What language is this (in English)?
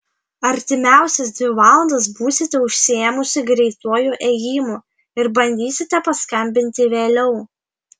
Lithuanian